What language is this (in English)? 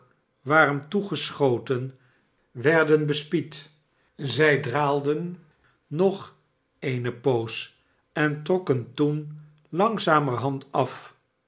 Dutch